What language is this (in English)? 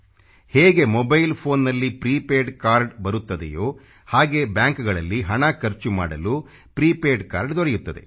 Kannada